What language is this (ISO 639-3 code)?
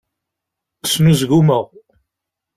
kab